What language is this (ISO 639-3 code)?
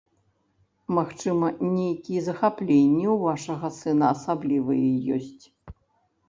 bel